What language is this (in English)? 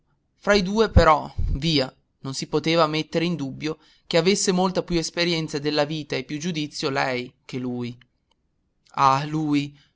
Italian